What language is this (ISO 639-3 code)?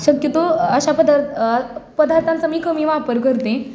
mar